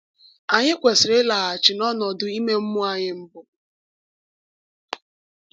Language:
Igbo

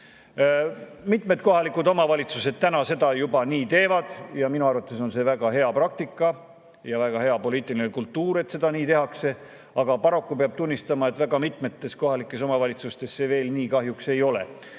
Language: Estonian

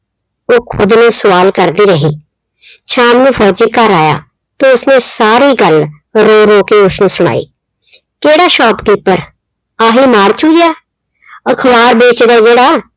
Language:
Punjabi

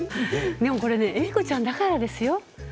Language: Japanese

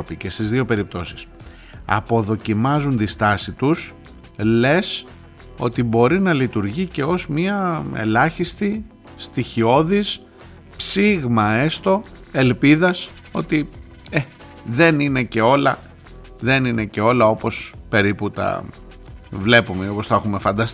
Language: Greek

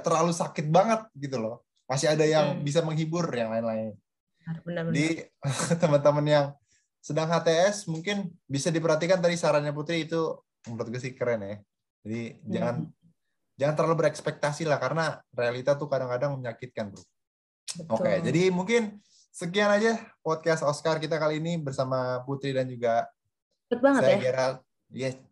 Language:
Indonesian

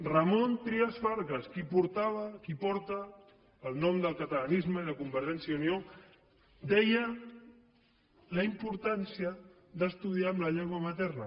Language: Catalan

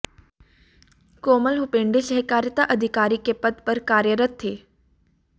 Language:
Hindi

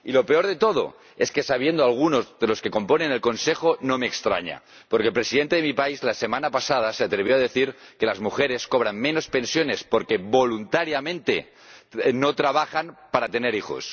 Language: Spanish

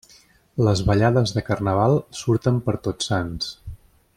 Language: Catalan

